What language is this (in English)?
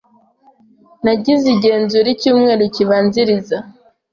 Kinyarwanda